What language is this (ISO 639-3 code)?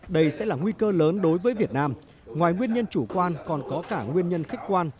vie